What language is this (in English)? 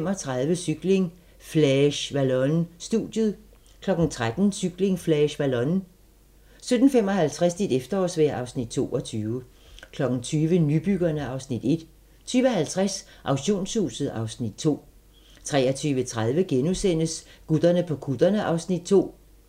Danish